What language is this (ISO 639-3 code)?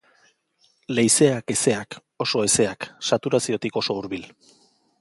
eus